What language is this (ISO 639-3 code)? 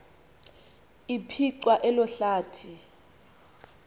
xho